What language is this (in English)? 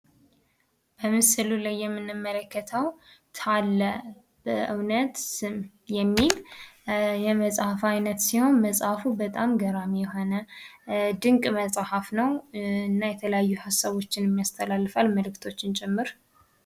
Amharic